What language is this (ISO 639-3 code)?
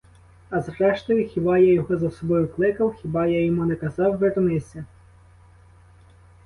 ukr